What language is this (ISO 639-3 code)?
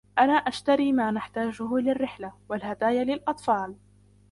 ara